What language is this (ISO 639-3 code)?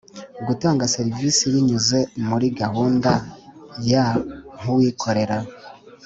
kin